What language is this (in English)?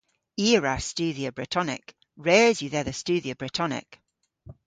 Cornish